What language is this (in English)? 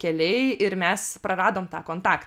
Lithuanian